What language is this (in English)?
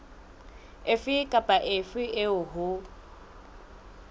Southern Sotho